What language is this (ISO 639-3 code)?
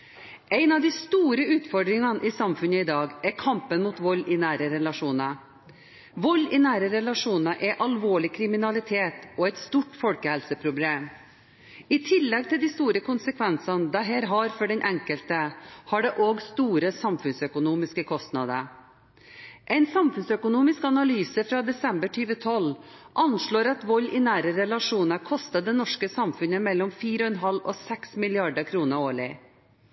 nob